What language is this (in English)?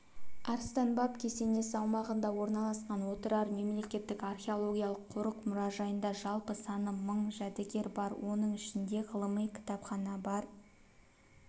Kazakh